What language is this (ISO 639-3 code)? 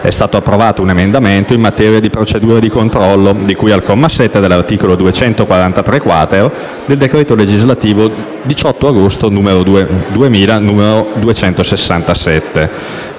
ita